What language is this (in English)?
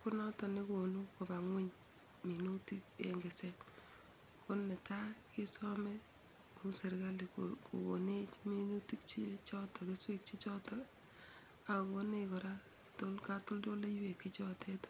Kalenjin